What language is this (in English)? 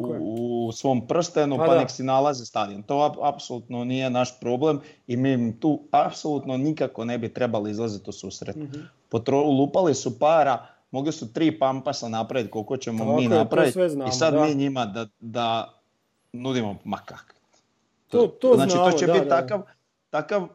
Croatian